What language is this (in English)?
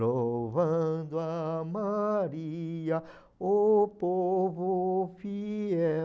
Portuguese